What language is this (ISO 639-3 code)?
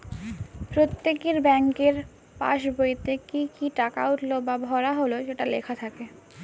ben